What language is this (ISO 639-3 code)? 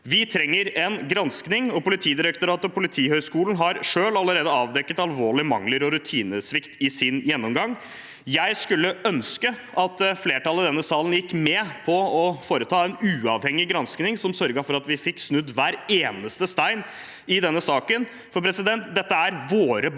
nor